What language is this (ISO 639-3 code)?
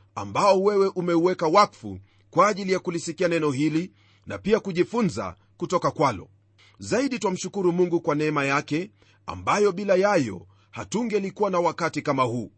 swa